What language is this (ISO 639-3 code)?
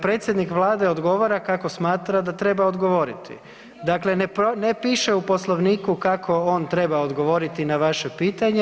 hrv